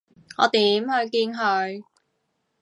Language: Cantonese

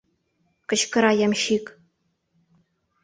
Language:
Mari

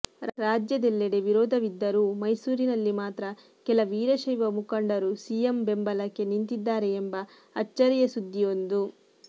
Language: Kannada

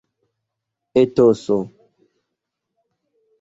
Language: Esperanto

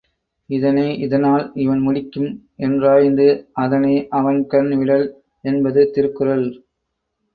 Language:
Tamil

